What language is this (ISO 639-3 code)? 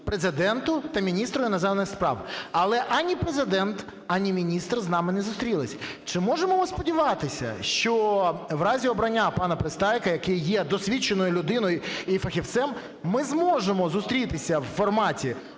ukr